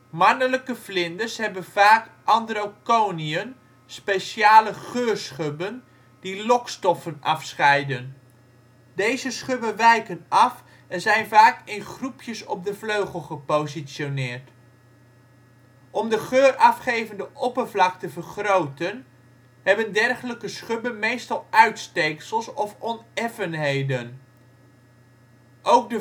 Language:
Dutch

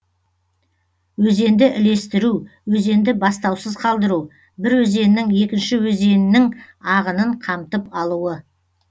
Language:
Kazakh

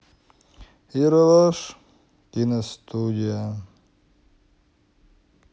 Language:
Russian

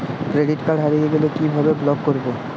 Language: Bangla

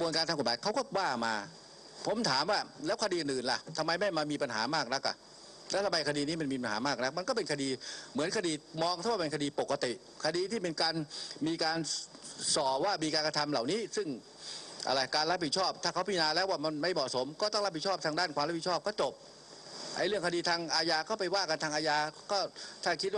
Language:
Thai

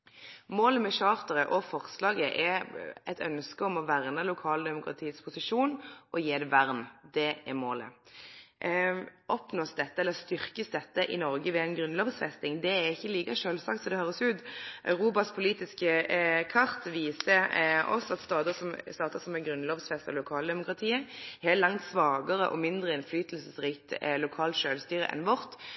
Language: Norwegian Nynorsk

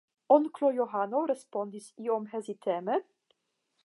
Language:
Esperanto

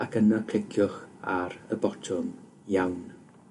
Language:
Welsh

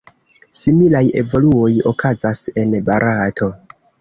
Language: Esperanto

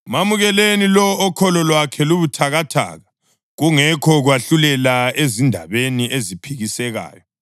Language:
North Ndebele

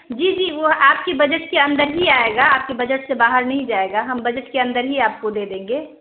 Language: Urdu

